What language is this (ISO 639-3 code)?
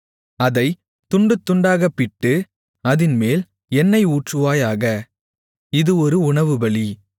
tam